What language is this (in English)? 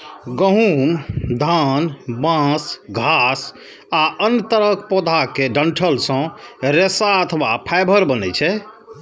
Maithili